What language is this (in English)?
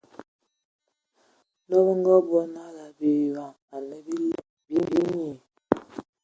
Ewondo